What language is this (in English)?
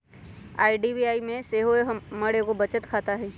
Magahi